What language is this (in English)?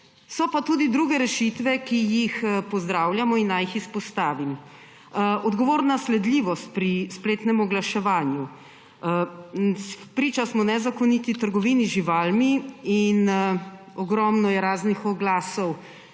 Slovenian